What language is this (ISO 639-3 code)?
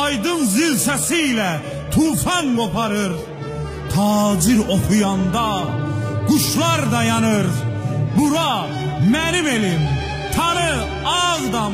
tur